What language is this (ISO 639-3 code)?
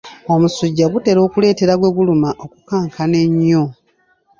lug